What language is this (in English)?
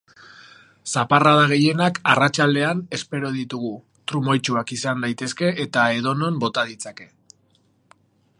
Basque